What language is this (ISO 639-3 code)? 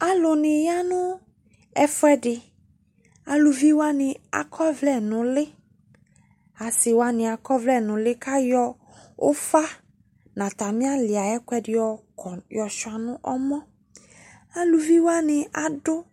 kpo